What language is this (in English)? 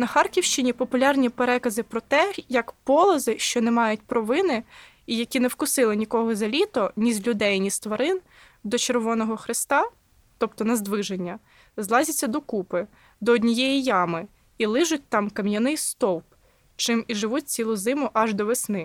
Ukrainian